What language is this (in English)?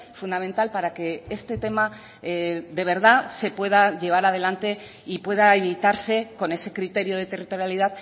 Spanish